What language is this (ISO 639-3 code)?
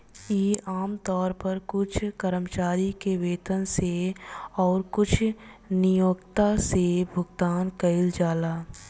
bho